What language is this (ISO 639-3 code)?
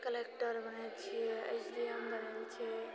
mai